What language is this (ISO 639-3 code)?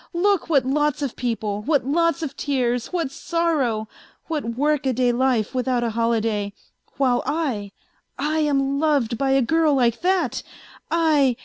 eng